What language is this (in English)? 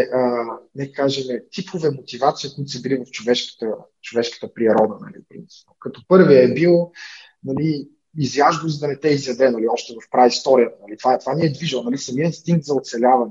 Bulgarian